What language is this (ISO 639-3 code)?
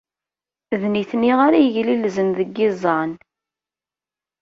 kab